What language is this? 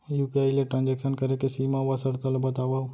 Chhattisgarhi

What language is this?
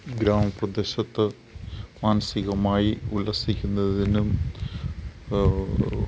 Malayalam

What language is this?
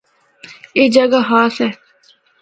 Northern Hindko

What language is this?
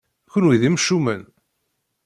Kabyle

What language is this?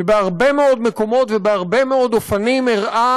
Hebrew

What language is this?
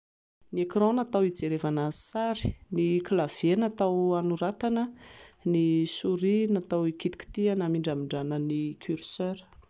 Malagasy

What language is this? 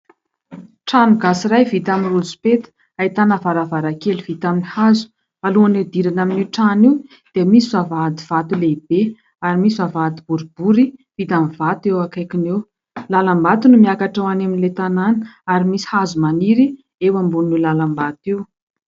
Malagasy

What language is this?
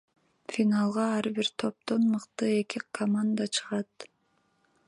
Kyrgyz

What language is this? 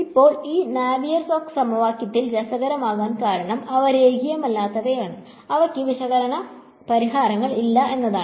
Malayalam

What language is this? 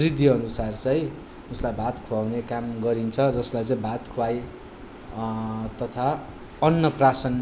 Nepali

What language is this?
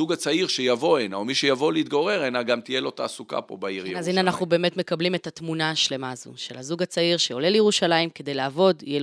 Hebrew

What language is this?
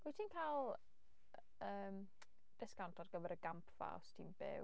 Welsh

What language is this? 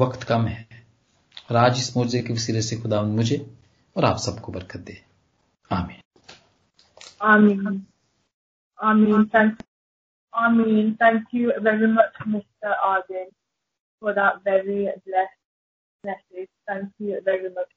Punjabi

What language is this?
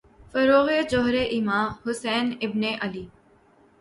Urdu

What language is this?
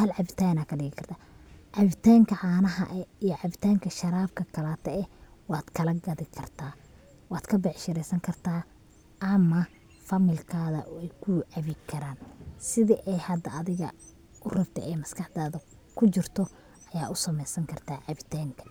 Somali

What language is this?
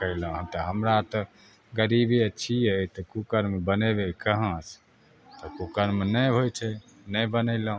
Maithili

